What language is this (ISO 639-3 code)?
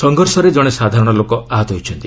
ori